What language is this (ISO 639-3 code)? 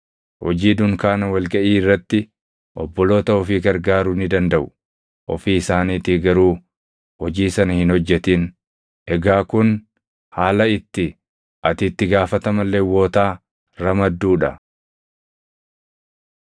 orm